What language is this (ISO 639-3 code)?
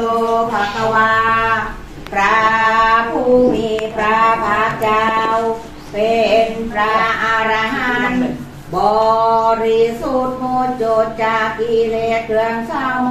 tha